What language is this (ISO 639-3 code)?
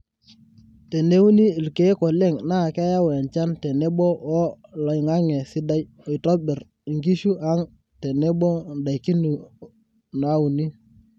mas